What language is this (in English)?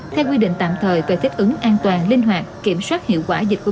Vietnamese